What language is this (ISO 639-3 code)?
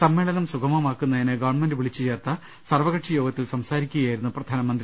mal